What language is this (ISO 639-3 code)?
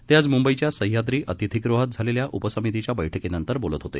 mar